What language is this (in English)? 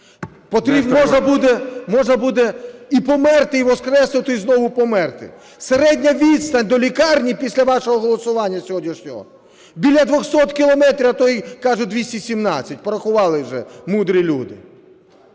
Ukrainian